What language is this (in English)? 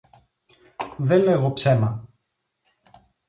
Greek